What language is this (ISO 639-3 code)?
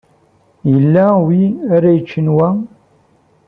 kab